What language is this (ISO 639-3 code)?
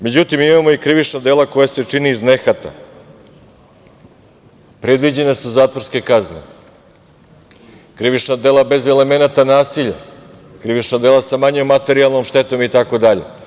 srp